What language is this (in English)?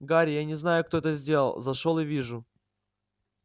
Russian